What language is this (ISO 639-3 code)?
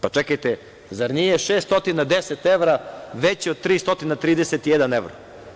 srp